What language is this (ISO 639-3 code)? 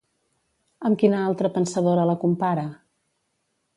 cat